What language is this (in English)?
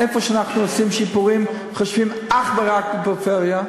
Hebrew